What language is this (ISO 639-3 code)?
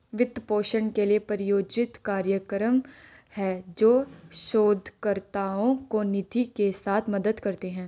hin